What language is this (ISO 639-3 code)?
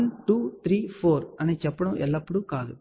tel